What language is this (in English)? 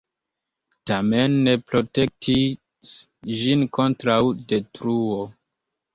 Esperanto